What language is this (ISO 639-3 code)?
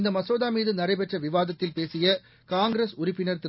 tam